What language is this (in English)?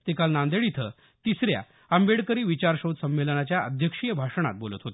Marathi